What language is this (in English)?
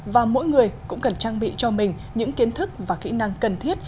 Vietnamese